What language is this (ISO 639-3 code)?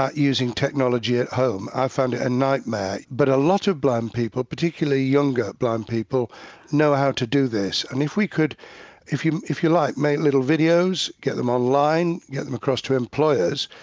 eng